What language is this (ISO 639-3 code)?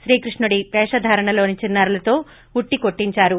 tel